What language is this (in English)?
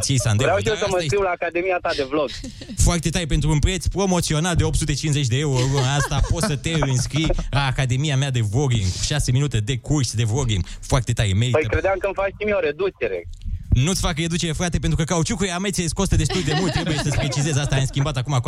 Romanian